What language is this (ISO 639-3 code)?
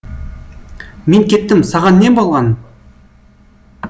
kaz